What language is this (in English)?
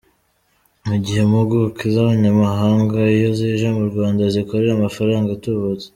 Kinyarwanda